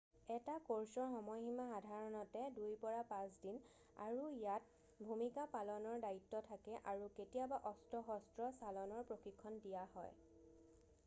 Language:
Assamese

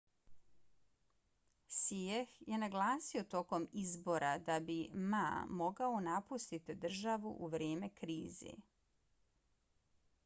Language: Bosnian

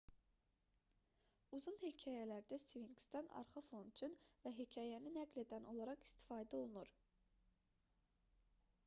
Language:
Azerbaijani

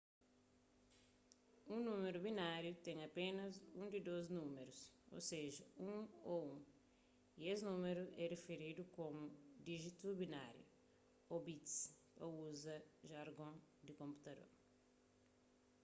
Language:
Kabuverdianu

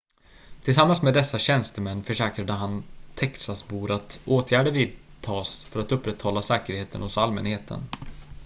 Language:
Swedish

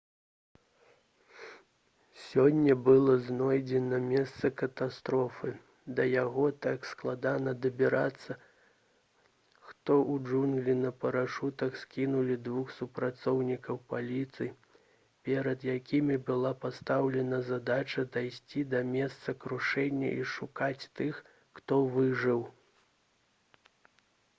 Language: Belarusian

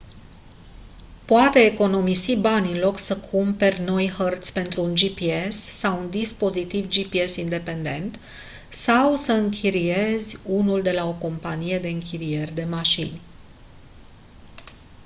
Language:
Romanian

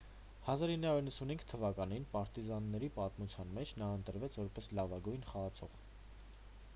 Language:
Armenian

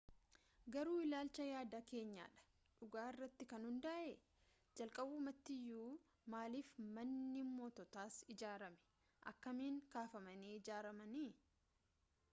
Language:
Oromo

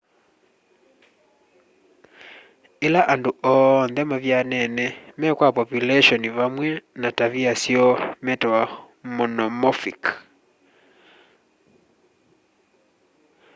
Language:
Kamba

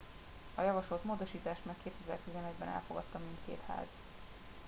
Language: Hungarian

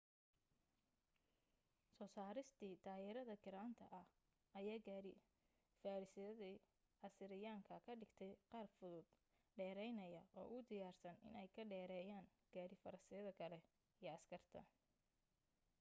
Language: Somali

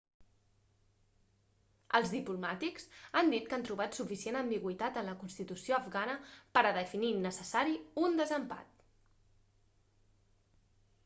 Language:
Catalan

